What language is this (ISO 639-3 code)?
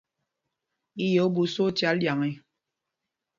mgg